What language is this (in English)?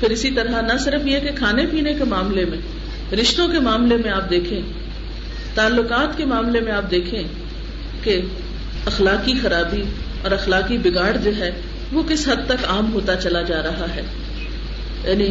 Urdu